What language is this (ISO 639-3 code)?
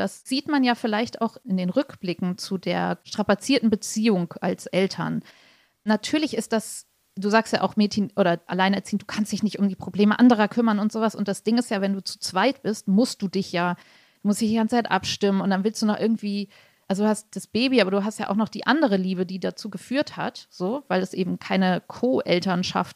deu